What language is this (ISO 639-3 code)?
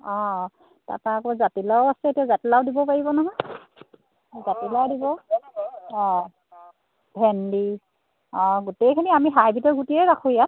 asm